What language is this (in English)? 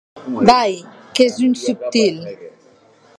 Occitan